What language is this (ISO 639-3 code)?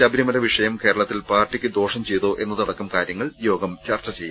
mal